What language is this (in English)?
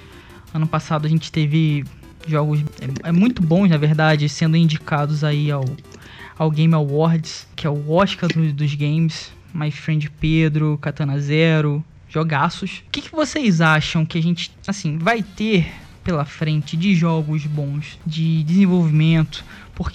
Portuguese